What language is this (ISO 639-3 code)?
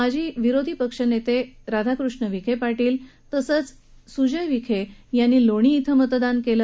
mar